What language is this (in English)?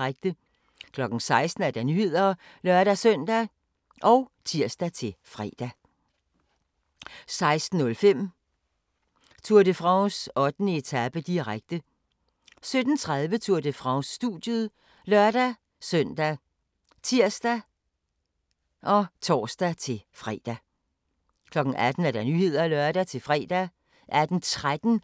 Danish